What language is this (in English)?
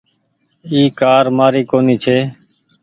Goaria